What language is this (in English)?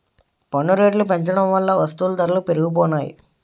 Telugu